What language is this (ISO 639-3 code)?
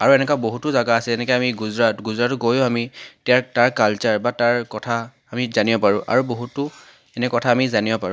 asm